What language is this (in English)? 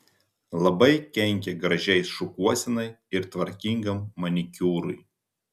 Lithuanian